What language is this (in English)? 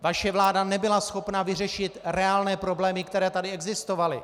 Czech